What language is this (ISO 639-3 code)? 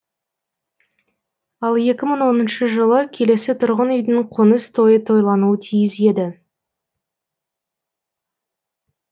kaz